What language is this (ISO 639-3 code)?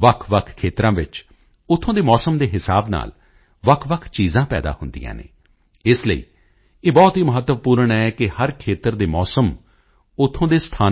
pan